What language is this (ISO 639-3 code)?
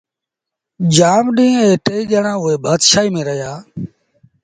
sbn